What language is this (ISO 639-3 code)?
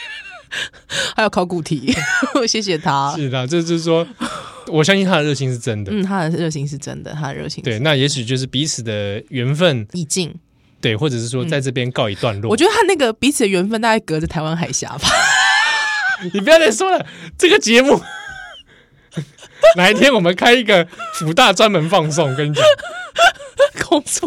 zho